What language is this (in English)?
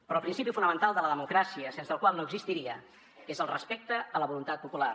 Catalan